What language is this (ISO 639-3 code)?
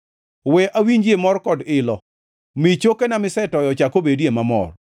luo